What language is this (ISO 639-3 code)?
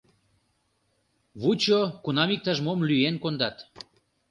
chm